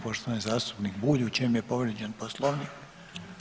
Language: Croatian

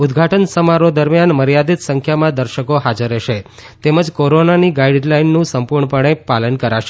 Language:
Gujarati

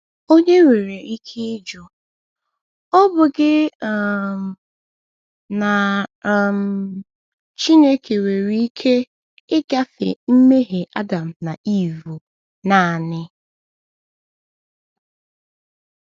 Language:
Igbo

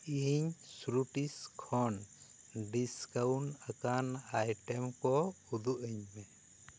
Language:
Santali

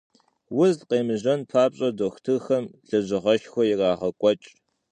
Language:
Kabardian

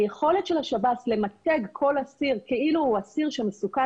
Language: Hebrew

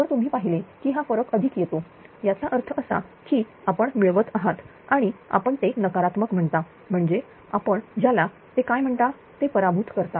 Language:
Marathi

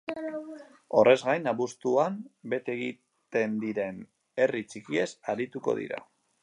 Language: Basque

